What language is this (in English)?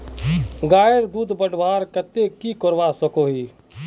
Magahi